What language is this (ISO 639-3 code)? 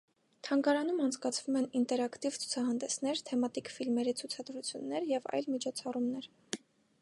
hye